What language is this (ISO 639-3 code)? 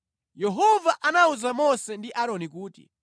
nya